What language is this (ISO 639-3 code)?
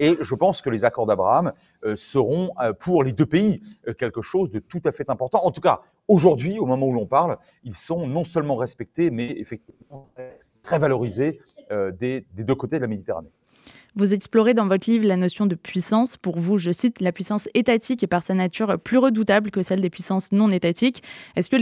fra